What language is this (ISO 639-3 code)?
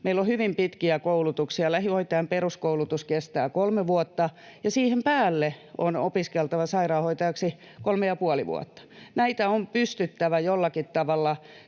fin